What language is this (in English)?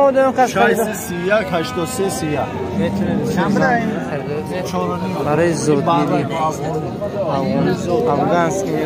Persian